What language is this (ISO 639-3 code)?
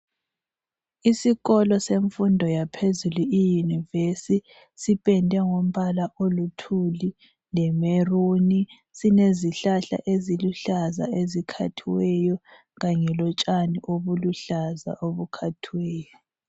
nde